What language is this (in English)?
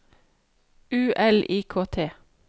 Norwegian